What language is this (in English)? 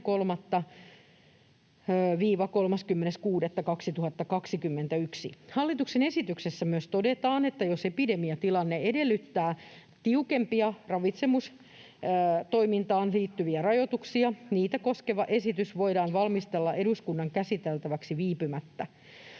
Finnish